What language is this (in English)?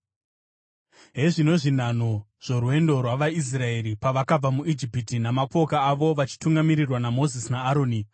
Shona